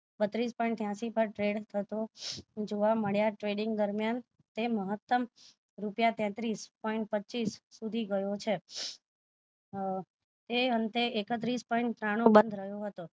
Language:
Gujarati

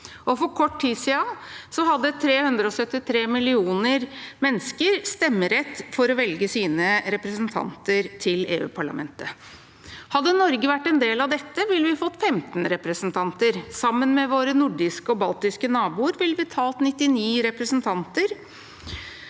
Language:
Norwegian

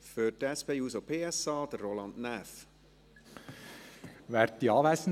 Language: Swiss German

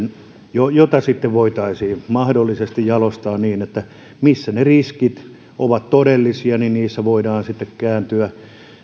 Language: Finnish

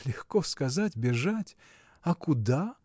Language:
Russian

